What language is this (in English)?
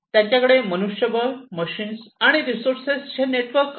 Marathi